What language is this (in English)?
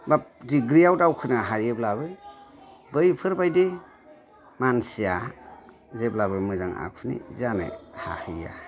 Bodo